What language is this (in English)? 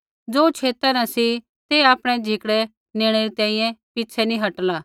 Kullu Pahari